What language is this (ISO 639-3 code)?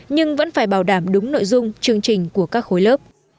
vie